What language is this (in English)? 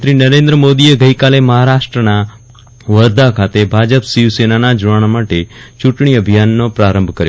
Gujarati